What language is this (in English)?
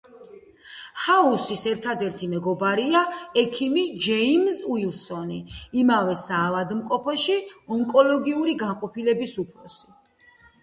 Georgian